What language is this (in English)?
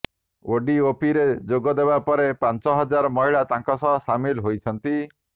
Odia